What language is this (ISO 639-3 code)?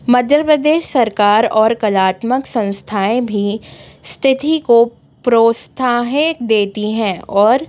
hin